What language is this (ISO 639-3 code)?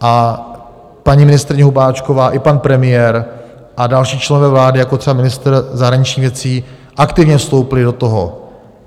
ces